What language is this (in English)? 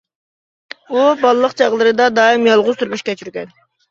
Uyghur